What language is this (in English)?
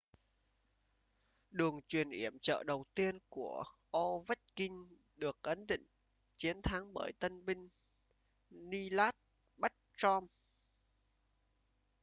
Vietnamese